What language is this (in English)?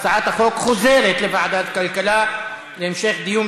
Hebrew